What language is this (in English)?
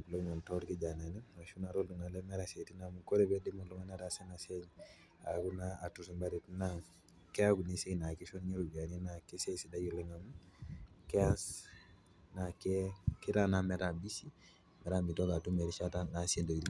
Masai